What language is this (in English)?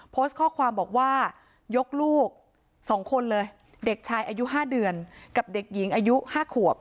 Thai